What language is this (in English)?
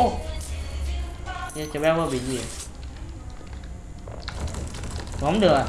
Vietnamese